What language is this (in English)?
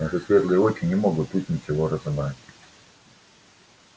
Russian